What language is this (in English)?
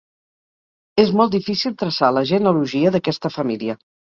Catalan